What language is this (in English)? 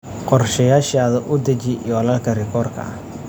Somali